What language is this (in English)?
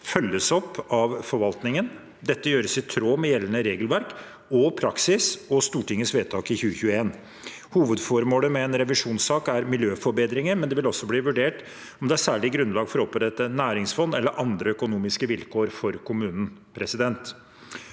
Norwegian